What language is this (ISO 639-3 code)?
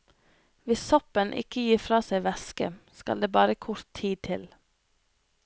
nor